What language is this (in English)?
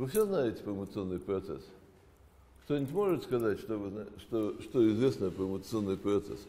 Russian